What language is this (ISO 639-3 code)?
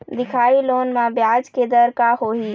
hne